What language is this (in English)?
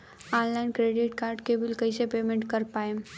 Bhojpuri